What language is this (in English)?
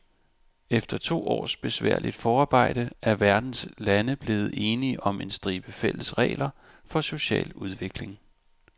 Danish